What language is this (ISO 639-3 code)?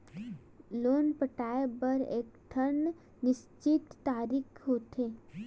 hne